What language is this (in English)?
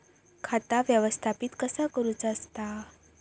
Marathi